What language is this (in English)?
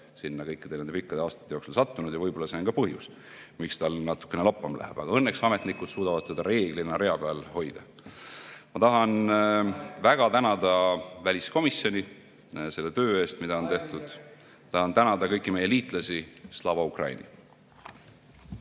Estonian